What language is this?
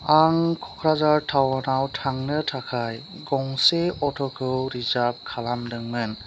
Bodo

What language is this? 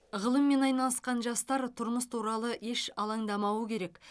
Kazakh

